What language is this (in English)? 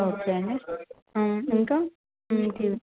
Telugu